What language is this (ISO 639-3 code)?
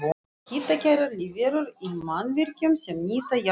isl